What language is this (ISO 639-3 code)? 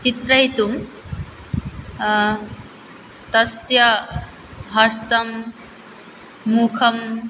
san